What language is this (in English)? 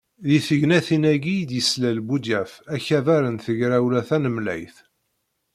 Kabyle